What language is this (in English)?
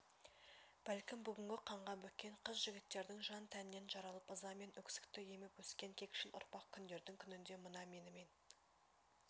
Kazakh